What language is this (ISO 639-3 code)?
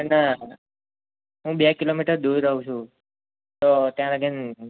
guj